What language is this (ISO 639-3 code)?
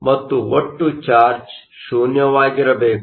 kan